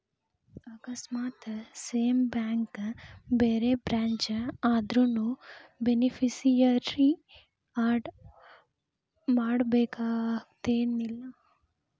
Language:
Kannada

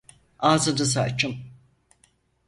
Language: Turkish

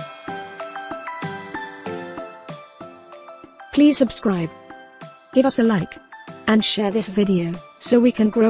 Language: English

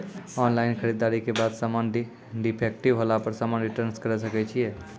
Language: Maithili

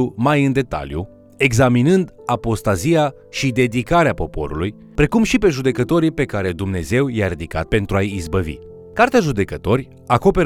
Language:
Romanian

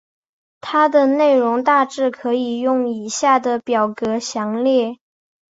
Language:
Chinese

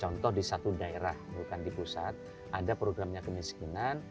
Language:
Indonesian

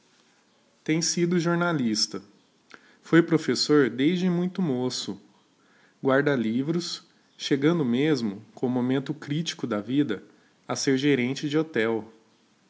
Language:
Portuguese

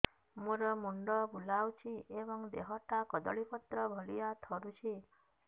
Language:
Odia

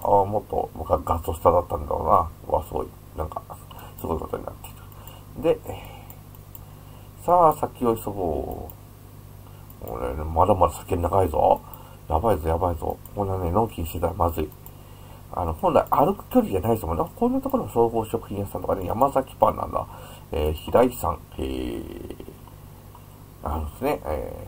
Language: Japanese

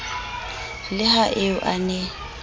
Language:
Southern Sotho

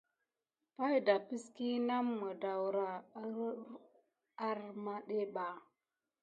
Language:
Gidar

